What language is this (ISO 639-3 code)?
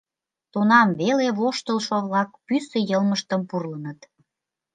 chm